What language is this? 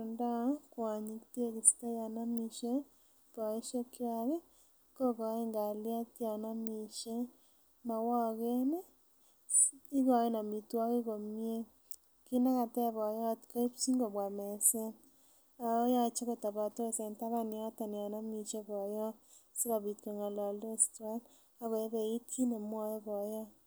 Kalenjin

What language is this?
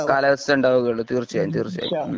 Malayalam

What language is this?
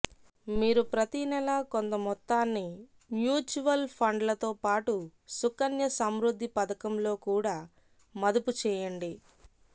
Telugu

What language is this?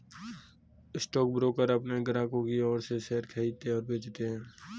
Hindi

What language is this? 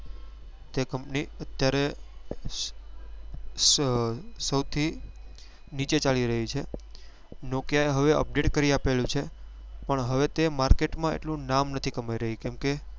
Gujarati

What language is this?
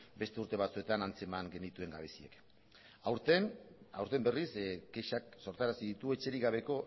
Basque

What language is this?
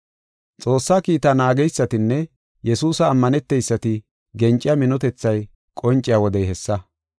Gofa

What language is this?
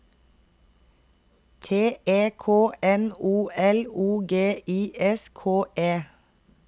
Norwegian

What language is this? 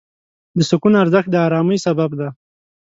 Pashto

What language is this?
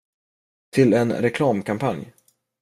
Swedish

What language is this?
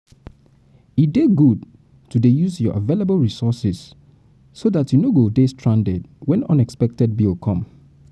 Nigerian Pidgin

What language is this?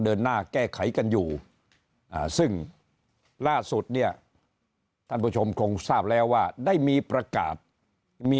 Thai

